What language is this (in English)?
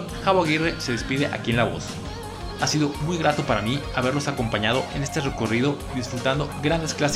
Spanish